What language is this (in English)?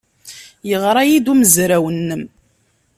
Kabyle